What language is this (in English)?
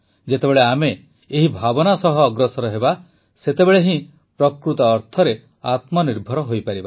Odia